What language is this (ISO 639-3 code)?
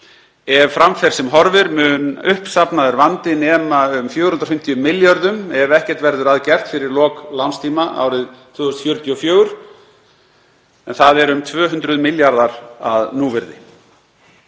isl